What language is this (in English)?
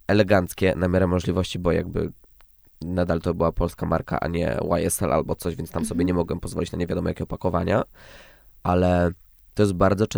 Polish